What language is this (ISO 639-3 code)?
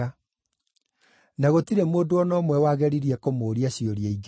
kik